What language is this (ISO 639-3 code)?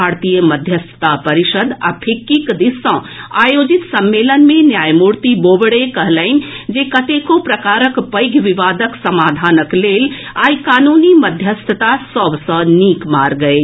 mai